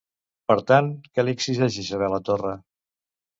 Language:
Catalan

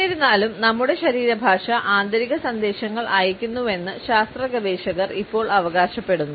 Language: Malayalam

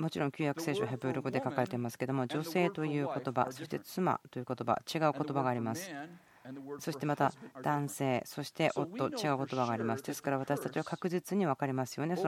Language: Japanese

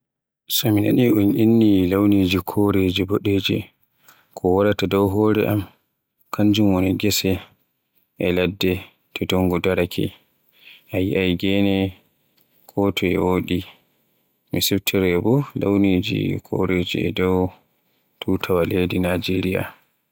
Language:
Borgu Fulfulde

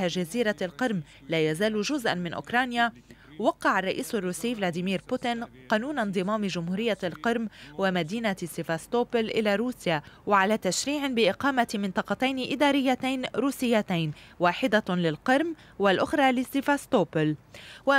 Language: Arabic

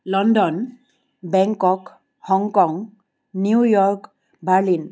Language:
Assamese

